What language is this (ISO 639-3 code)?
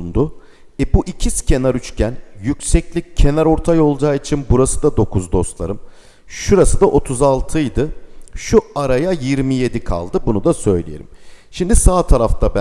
tur